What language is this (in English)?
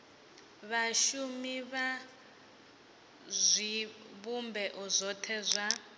Venda